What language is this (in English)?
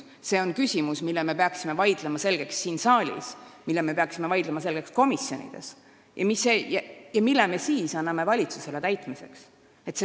Estonian